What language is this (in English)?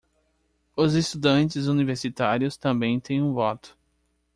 Portuguese